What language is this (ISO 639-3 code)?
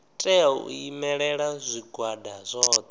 ven